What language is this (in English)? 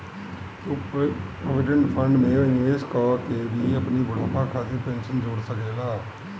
Bhojpuri